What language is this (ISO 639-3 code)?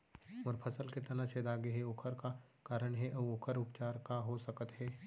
hne